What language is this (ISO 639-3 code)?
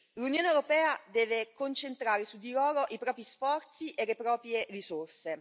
ita